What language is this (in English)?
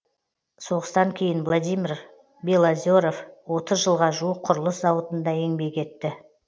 Kazakh